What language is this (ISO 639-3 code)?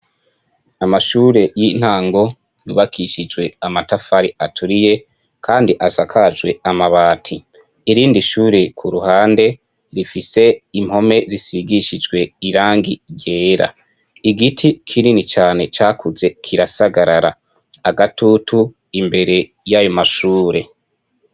run